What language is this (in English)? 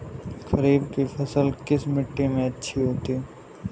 Hindi